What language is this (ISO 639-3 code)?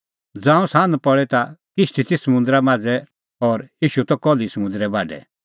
kfx